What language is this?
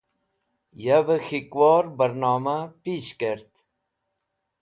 Wakhi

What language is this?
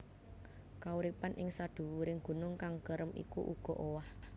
Javanese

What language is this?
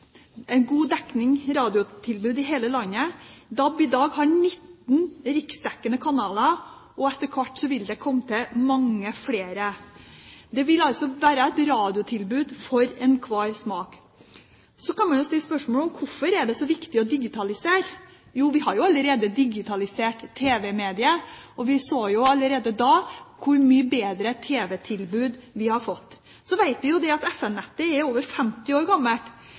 Norwegian Bokmål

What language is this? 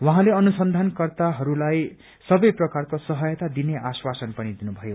Nepali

